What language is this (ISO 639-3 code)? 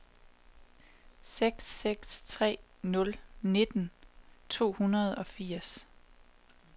dan